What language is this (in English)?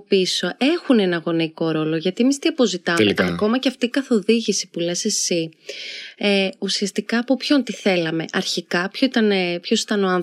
Greek